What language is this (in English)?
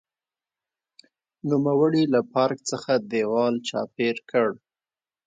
Pashto